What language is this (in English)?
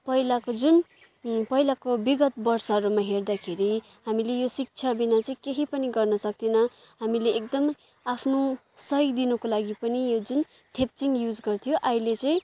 Nepali